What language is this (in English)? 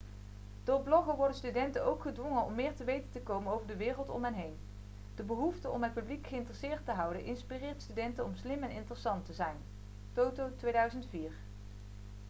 Dutch